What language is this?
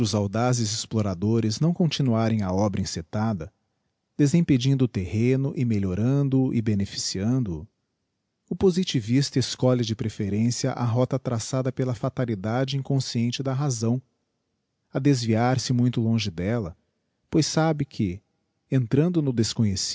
Portuguese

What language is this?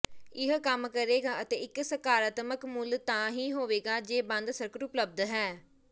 Punjabi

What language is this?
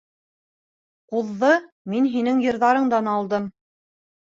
Bashkir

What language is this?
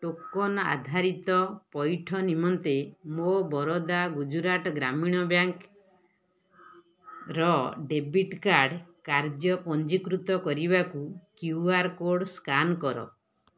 Odia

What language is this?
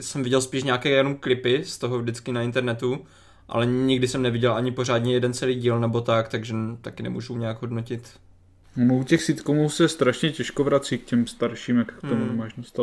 Czech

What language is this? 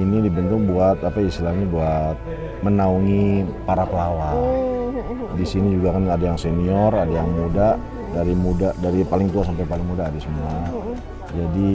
Indonesian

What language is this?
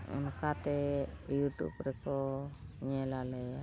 Santali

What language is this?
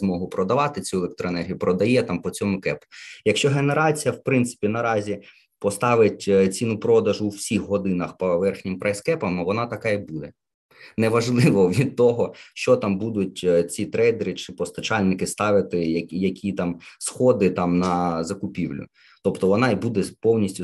Ukrainian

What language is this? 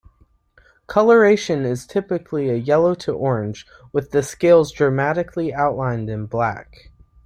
English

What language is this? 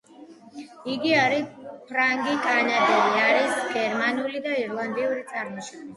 Georgian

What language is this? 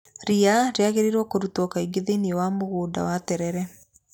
Kikuyu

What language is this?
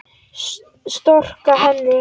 Icelandic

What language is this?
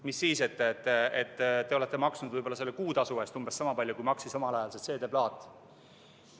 Estonian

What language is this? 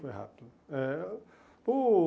Portuguese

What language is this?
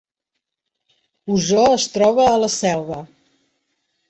Catalan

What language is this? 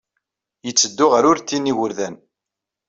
Kabyle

